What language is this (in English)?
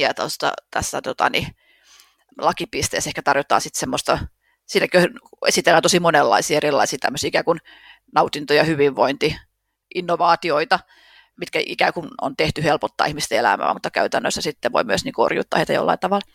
Finnish